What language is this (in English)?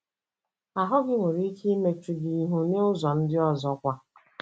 Igbo